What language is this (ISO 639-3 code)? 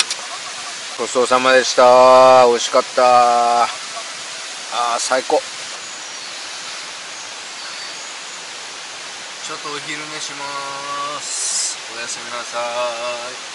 jpn